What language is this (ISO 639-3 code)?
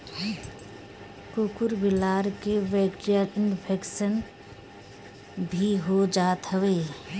bho